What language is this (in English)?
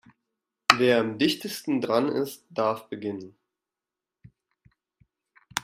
German